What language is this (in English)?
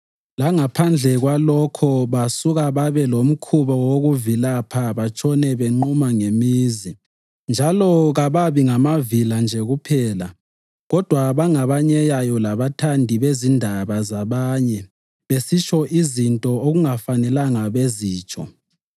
North Ndebele